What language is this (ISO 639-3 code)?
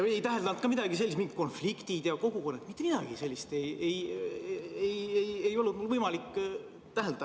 est